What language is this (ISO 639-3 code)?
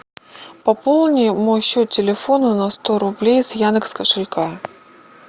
rus